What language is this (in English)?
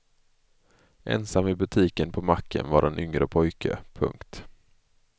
Swedish